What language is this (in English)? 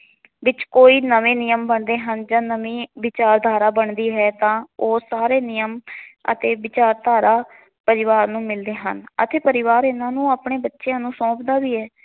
Punjabi